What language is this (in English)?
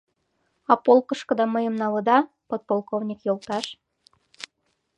Mari